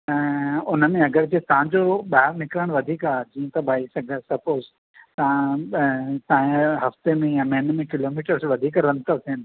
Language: Sindhi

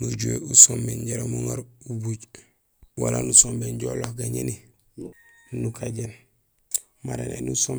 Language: Gusilay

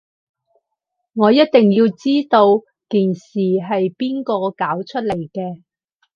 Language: Cantonese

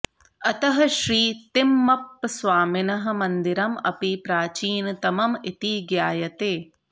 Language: Sanskrit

